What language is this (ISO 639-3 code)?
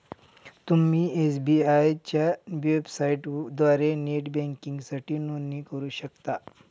mar